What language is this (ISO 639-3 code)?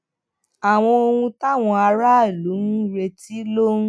yor